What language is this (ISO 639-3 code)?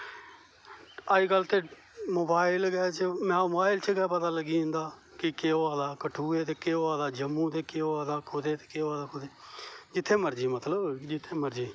doi